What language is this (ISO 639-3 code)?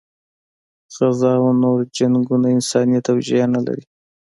pus